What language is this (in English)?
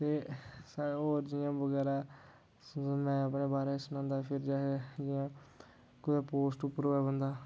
Dogri